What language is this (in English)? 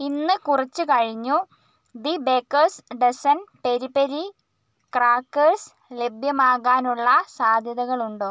Malayalam